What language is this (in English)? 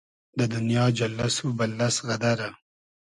Hazaragi